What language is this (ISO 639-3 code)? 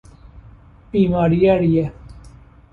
fas